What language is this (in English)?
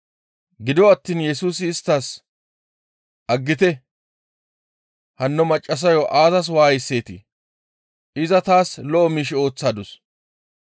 Gamo